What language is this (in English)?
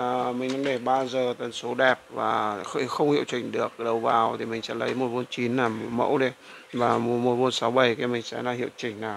Vietnamese